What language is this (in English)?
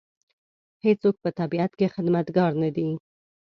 Pashto